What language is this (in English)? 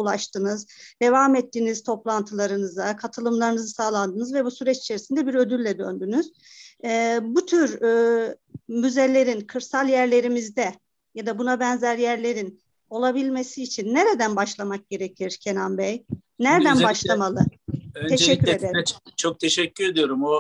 Turkish